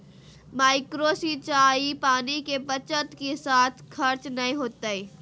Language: Magahi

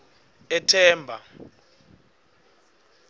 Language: Swati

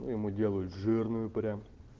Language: Russian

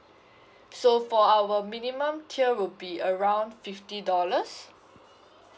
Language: English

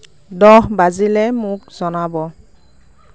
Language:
Assamese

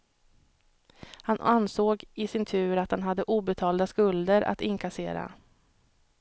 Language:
Swedish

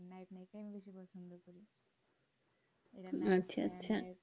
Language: Bangla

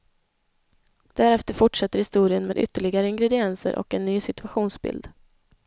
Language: Swedish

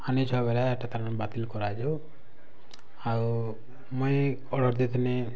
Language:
Odia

